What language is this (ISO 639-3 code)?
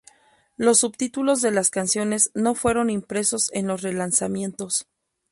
spa